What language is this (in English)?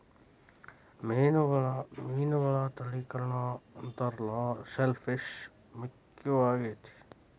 Kannada